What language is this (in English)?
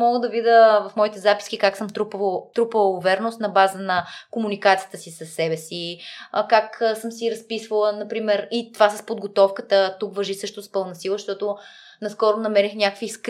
Bulgarian